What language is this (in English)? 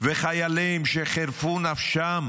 Hebrew